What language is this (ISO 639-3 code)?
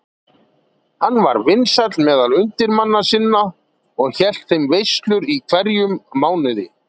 isl